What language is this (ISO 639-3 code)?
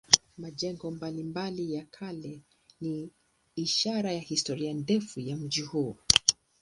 swa